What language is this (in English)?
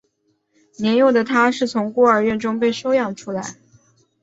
Chinese